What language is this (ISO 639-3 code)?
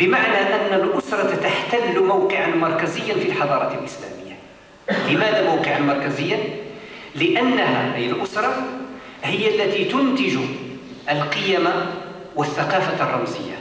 ara